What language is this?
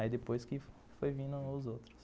Portuguese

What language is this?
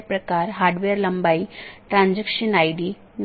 Hindi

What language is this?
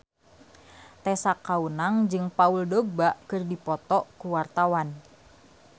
Sundanese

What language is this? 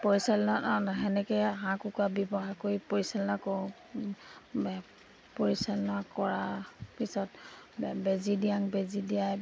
Assamese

